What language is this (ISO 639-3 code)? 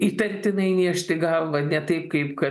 lit